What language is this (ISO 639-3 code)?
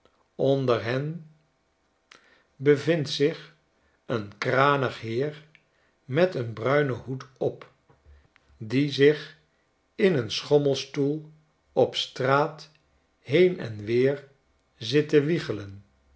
nld